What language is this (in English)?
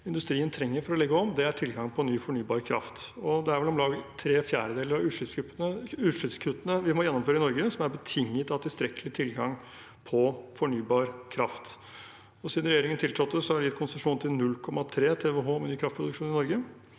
Norwegian